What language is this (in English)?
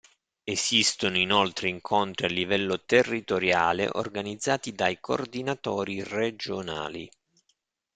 Italian